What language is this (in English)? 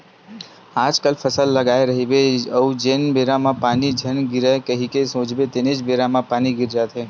Chhattisgarhi